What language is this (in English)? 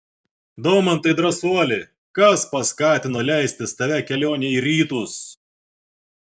Lithuanian